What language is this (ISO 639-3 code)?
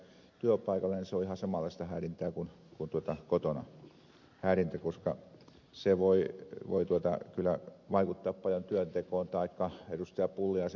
fin